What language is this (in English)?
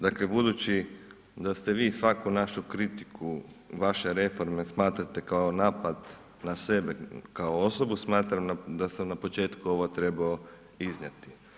Croatian